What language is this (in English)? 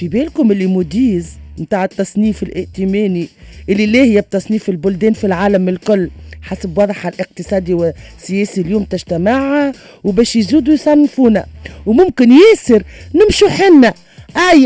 Arabic